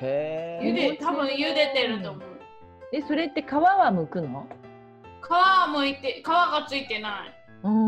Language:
Japanese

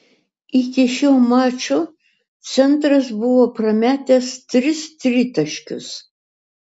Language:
Lithuanian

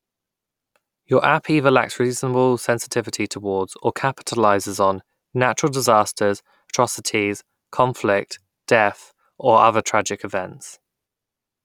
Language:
English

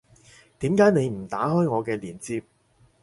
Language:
Cantonese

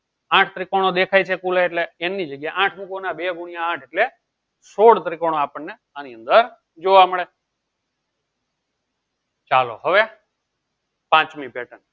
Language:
Gujarati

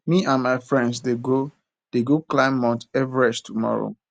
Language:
Nigerian Pidgin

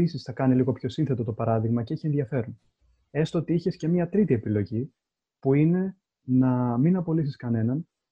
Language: Greek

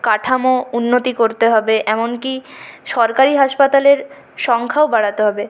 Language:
Bangla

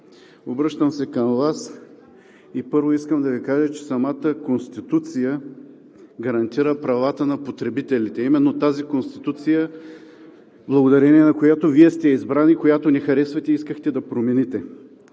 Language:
Bulgarian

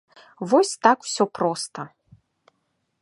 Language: Belarusian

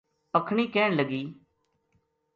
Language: Gujari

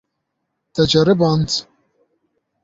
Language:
Kurdish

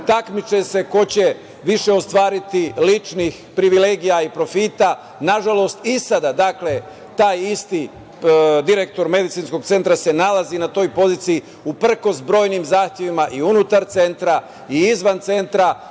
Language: Serbian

